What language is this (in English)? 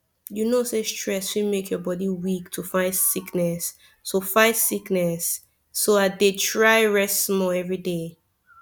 Nigerian Pidgin